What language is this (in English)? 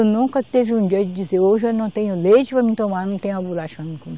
Portuguese